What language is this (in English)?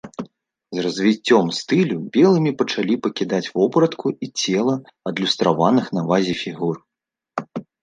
Belarusian